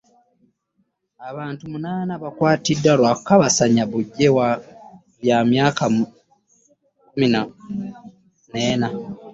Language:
Ganda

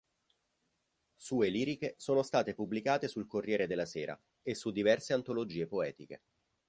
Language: Italian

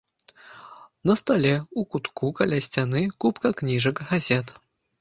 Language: Belarusian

